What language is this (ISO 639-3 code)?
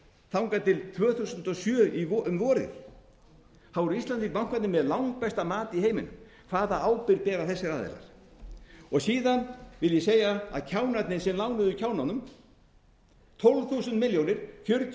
isl